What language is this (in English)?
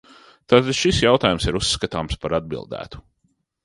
Latvian